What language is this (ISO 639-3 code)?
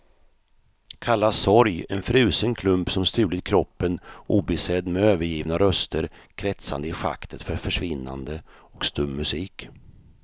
swe